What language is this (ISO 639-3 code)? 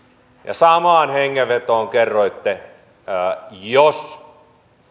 fin